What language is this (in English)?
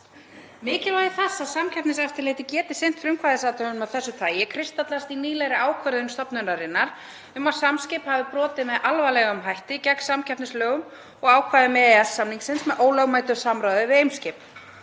Icelandic